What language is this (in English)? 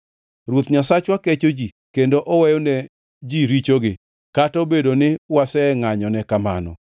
Luo (Kenya and Tanzania)